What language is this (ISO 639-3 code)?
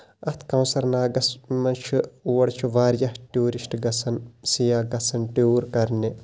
kas